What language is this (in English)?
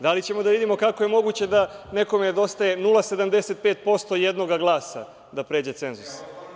Serbian